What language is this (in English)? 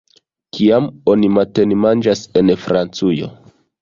Esperanto